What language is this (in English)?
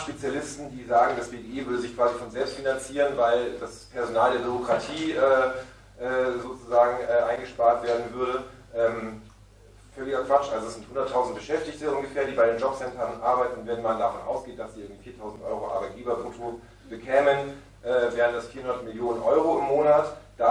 German